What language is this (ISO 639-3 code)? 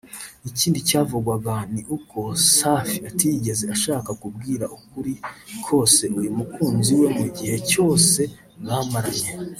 kin